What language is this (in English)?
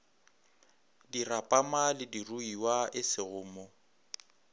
Northern Sotho